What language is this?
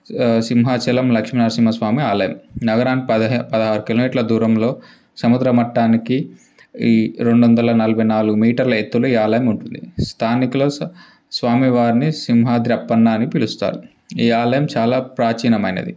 Telugu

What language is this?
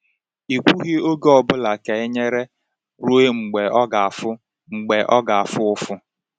Igbo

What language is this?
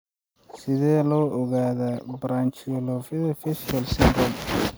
Somali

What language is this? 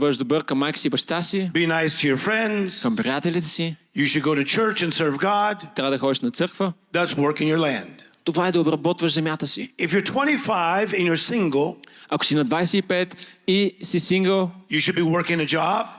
Bulgarian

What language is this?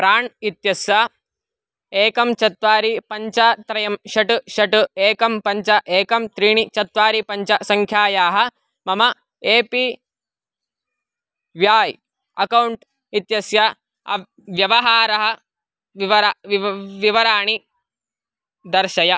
Sanskrit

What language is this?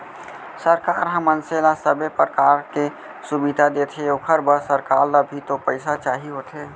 Chhattisgarhi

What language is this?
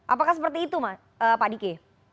Indonesian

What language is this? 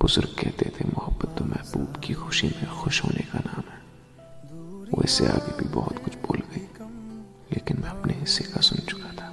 Urdu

